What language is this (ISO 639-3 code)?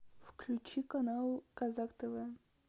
rus